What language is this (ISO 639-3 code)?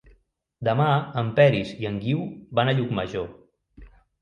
cat